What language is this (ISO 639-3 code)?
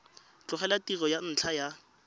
tsn